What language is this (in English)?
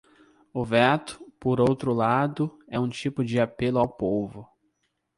Portuguese